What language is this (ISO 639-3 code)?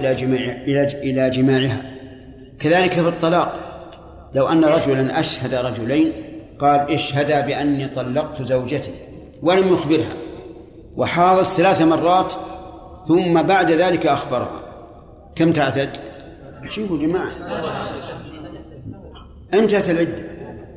ara